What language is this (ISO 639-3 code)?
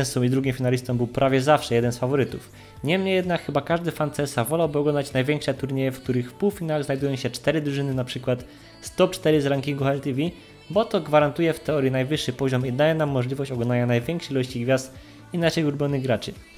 pol